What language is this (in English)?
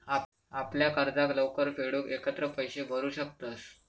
Marathi